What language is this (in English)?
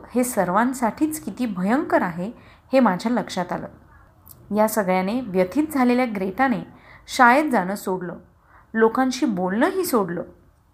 Marathi